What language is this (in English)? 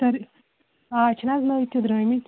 Kashmiri